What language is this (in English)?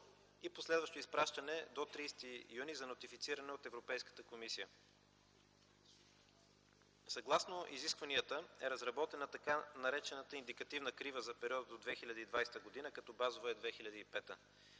Bulgarian